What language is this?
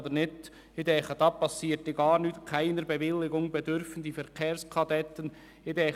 Swiss German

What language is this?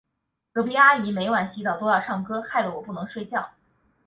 Chinese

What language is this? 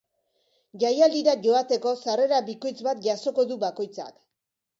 Basque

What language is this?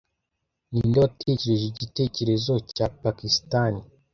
Kinyarwanda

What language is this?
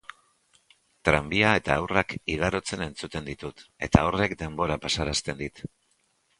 Basque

